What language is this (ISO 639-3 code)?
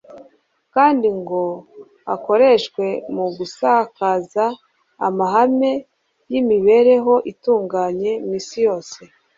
kin